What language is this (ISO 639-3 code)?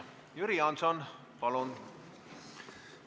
est